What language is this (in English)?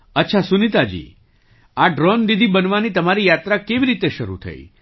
Gujarati